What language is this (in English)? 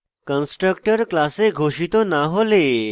Bangla